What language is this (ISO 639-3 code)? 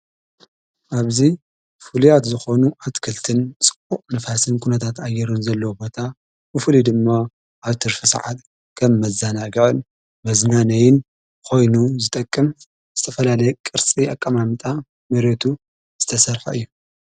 tir